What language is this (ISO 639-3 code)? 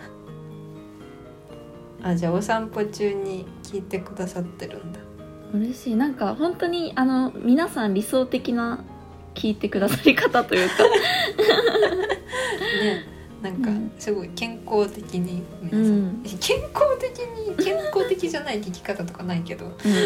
jpn